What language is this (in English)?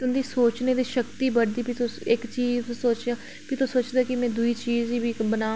Dogri